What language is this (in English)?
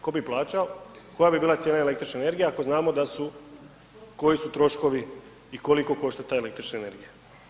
Croatian